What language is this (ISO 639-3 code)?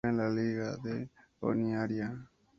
spa